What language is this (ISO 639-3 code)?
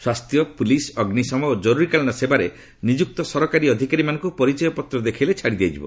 ori